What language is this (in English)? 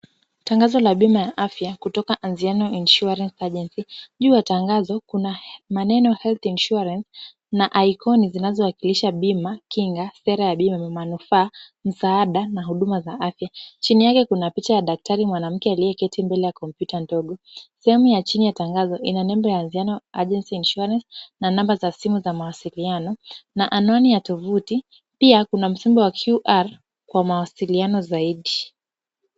Swahili